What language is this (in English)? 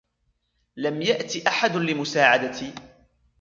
Arabic